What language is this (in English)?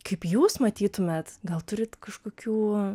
Lithuanian